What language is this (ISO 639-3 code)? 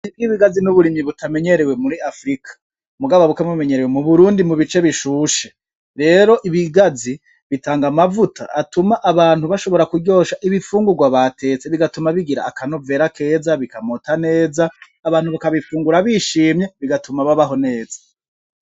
run